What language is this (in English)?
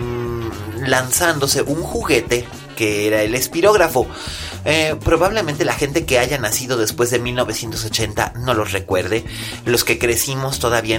Spanish